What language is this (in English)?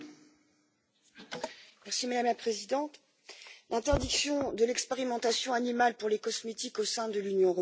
French